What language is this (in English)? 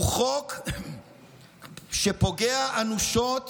Hebrew